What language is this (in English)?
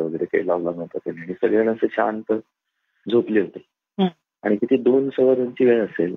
Marathi